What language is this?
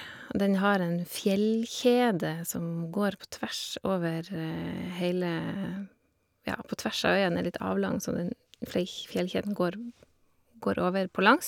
Norwegian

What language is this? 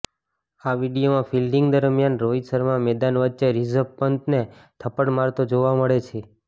Gujarati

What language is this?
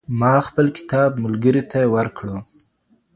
Pashto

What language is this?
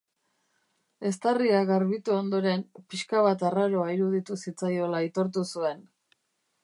Basque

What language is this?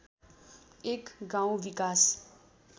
Nepali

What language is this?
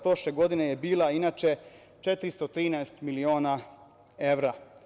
Serbian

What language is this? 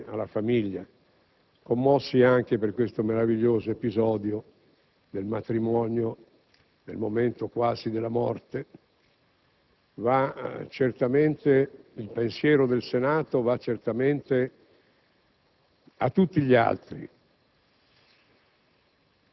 Italian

